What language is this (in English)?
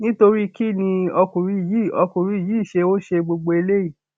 Yoruba